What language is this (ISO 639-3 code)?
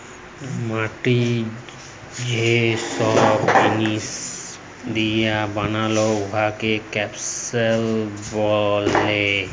ben